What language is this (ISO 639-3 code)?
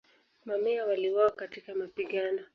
swa